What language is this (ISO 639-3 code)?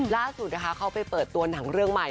tha